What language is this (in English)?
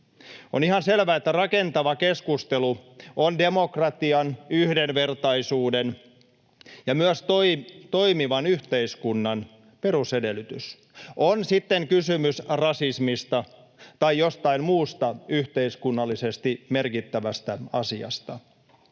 Finnish